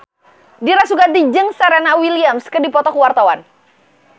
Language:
Sundanese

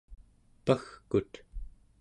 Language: Central Yupik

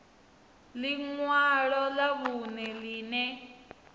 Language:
Venda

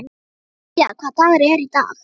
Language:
Icelandic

